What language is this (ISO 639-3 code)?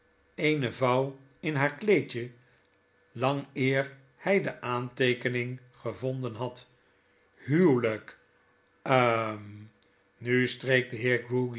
nld